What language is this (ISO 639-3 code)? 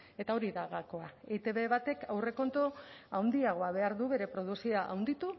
eus